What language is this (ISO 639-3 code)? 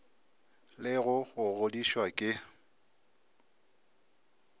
nso